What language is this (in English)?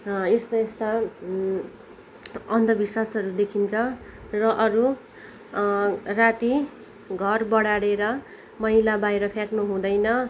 Nepali